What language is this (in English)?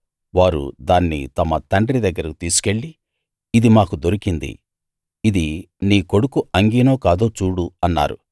Telugu